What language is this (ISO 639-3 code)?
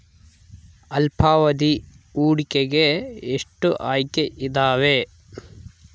kan